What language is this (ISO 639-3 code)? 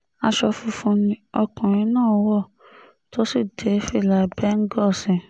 yor